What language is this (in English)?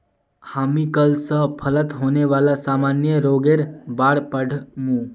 Magahi